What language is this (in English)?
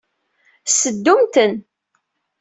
Kabyle